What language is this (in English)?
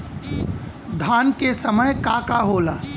Bhojpuri